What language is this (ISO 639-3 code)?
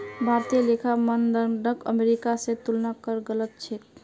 mag